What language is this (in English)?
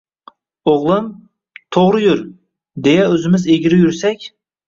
Uzbek